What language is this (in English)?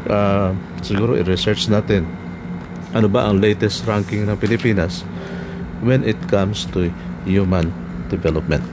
Filipino